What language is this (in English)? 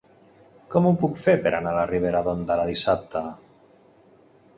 Catalan